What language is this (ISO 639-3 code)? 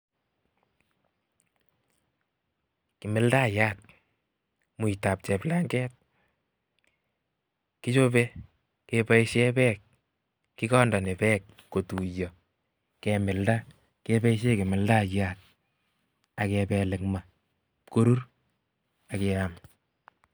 kln